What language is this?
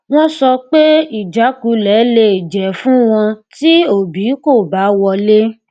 Yoruba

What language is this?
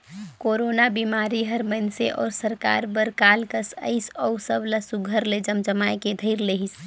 Chhattisgarhi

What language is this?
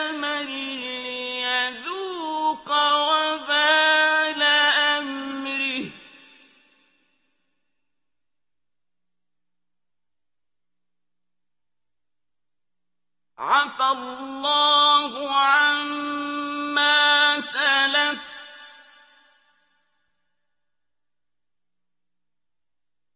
Arabic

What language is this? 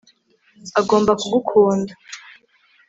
Kinyarwanda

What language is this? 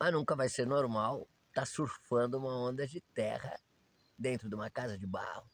Portuguese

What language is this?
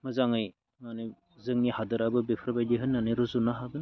Bodo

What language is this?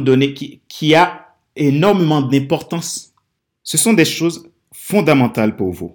French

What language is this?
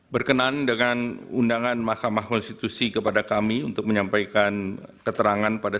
Indonesian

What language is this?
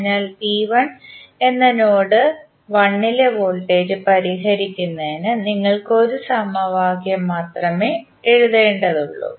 Malayalam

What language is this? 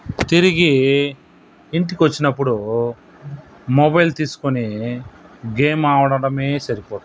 Telugu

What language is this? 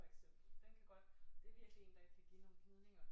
Danish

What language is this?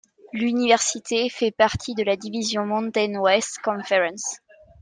French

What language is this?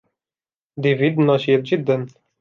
Arabic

